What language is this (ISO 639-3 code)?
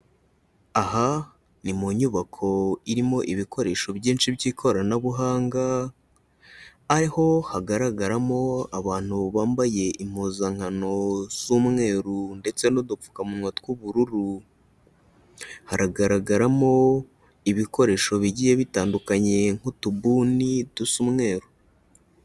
kin